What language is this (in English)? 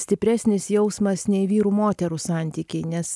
Lithuanian